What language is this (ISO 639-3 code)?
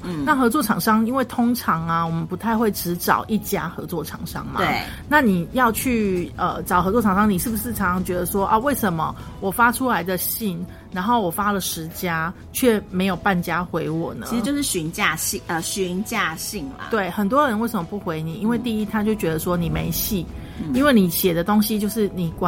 zho